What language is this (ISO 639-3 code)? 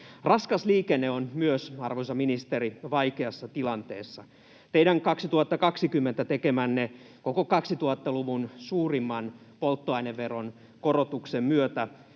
fin